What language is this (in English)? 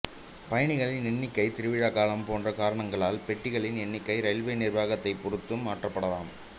Tamil